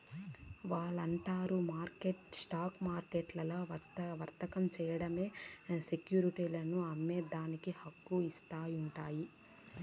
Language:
Telugu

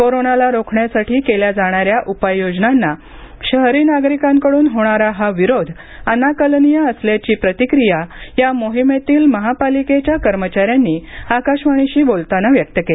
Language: Marathi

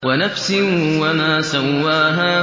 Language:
Arabic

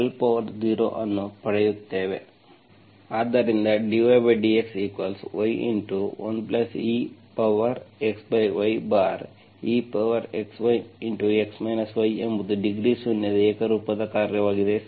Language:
Kannada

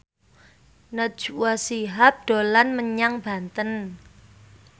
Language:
Javanese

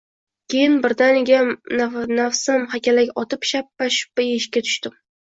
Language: Uzbek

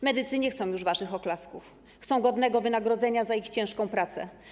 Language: Polish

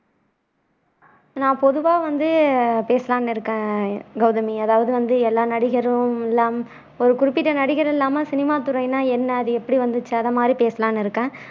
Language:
Tamil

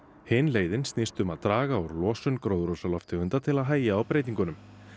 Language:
Icelandic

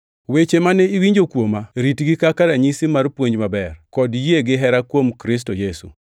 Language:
Luo (Kenya and Tanzania)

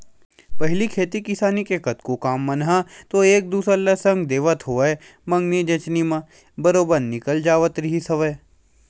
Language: Chhattisgarhi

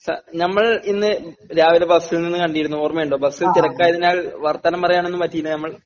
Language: Malayalam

